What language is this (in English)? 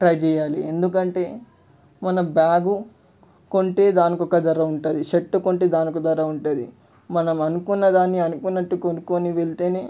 Telugu